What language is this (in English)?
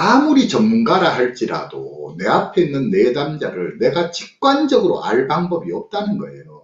Korean